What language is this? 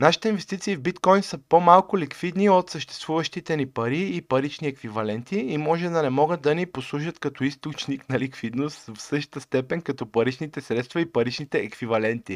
Bulgarian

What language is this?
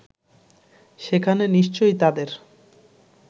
Bangla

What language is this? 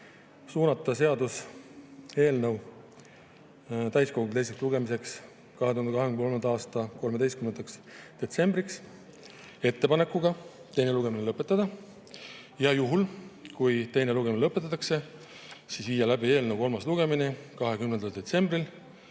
Estonian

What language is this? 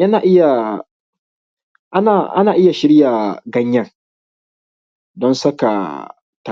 Hausa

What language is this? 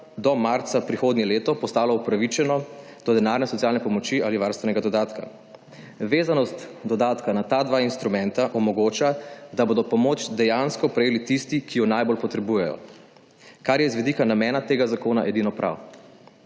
Slovenian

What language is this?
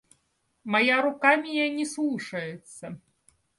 Russian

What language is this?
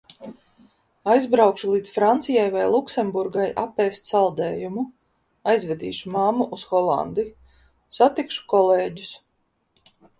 Latvian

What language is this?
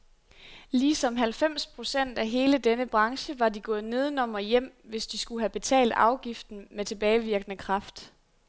Danish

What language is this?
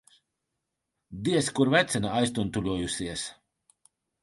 Latvian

